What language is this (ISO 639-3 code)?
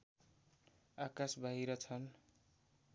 nep